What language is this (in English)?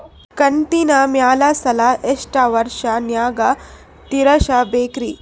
Kannada